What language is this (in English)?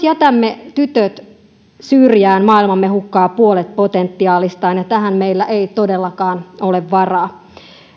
Finnish